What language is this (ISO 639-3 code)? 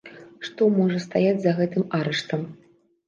bel